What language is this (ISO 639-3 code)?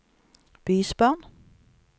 nor